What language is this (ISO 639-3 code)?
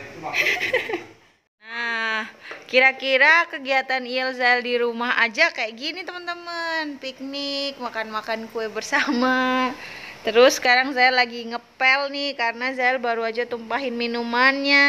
ind